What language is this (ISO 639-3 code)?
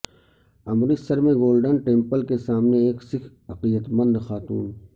urd